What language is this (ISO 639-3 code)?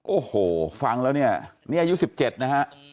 tha